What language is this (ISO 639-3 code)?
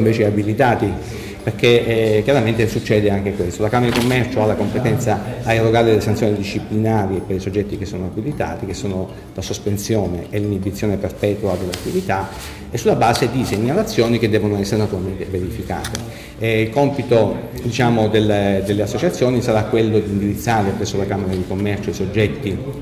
ita